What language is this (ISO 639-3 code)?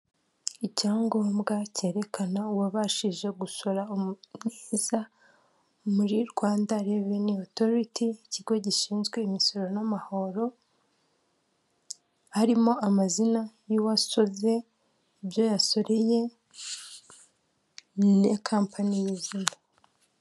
kin